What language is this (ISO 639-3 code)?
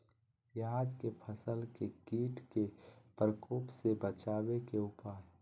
mag